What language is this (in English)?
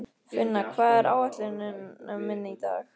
Icelandic